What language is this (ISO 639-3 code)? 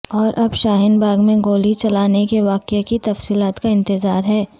urd